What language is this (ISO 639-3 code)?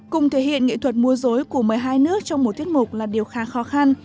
vie